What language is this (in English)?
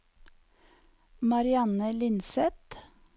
Norwegian